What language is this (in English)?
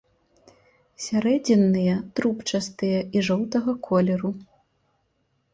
Belarusian